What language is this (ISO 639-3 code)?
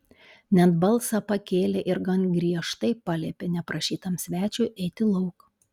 lit